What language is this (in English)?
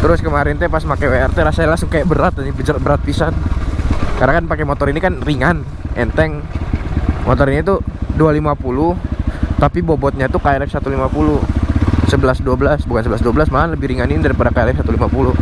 Indonesian